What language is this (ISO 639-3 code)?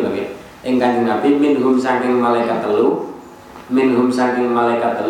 ind